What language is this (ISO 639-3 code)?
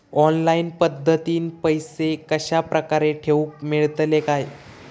mar